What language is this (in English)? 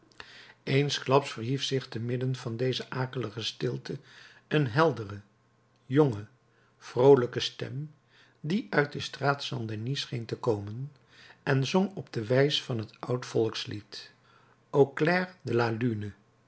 Dutch